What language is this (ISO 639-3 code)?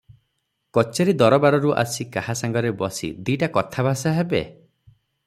ori